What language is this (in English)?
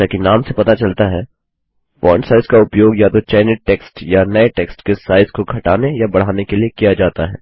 Hindi